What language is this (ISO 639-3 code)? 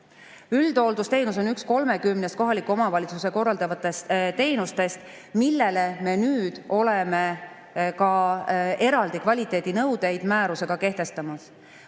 est